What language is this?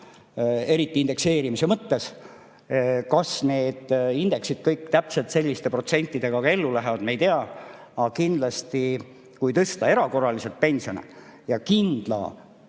Estonian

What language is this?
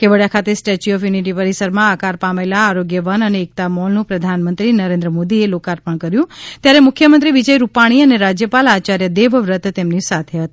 Gujarati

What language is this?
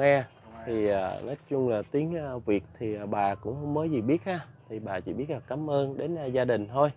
Vietnamese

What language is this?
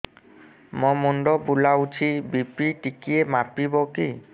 Odia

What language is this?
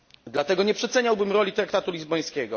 Polish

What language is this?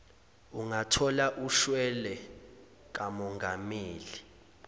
Zulu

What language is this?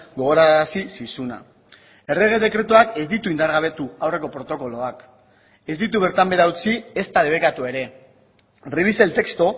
Basque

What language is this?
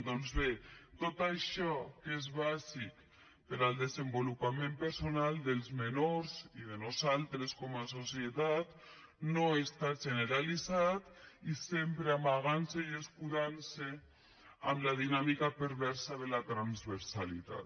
Catalan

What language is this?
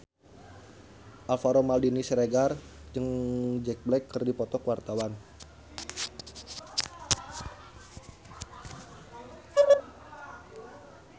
Sundanese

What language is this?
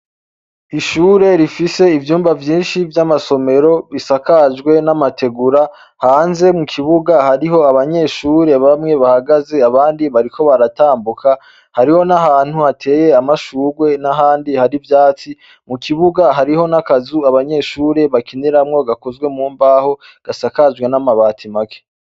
Rundi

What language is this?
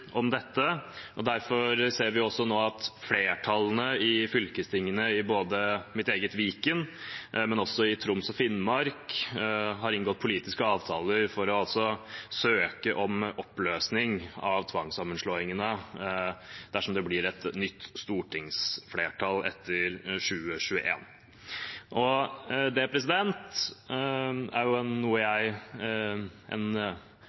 Norwegian Bokmål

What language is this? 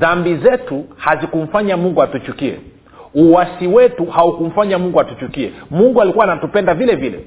Swahili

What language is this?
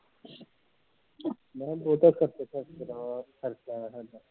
Punjabi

